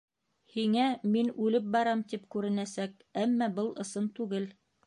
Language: Bashkir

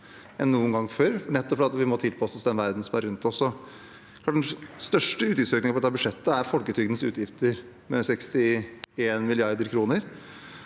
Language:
Norwegian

